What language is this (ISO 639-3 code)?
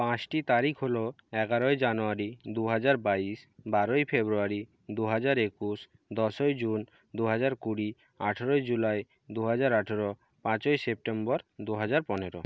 ben